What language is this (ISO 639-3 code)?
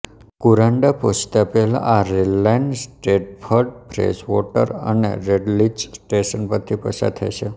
guj